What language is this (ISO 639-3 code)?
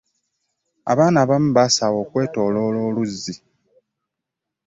lug